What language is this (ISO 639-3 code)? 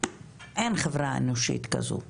heb